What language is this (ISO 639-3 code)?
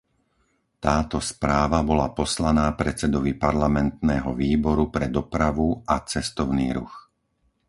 slk